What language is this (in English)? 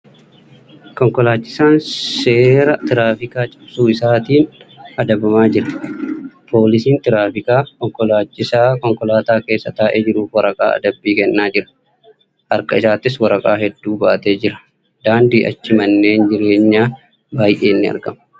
Oromo